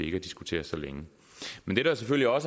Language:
Danish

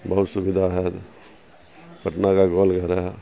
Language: Urdu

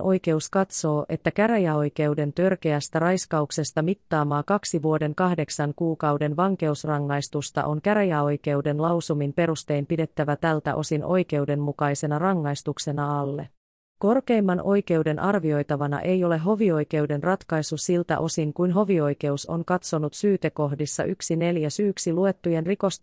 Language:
Finnish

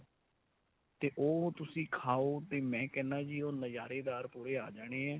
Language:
Punjabi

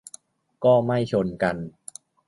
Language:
Thai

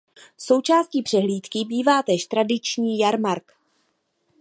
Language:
Czech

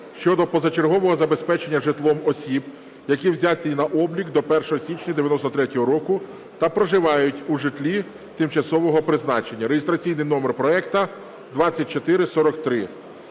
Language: Ukrainian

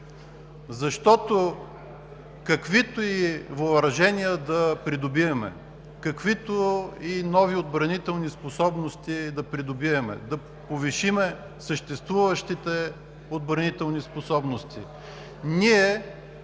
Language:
Bulgarian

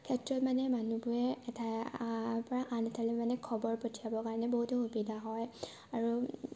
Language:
Assamese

